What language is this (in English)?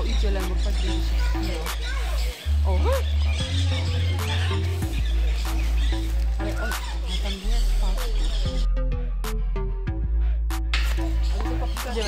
Polish